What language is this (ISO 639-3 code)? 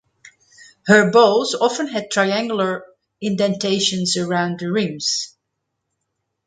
eng